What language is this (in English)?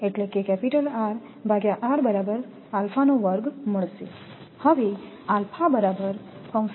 Gujarati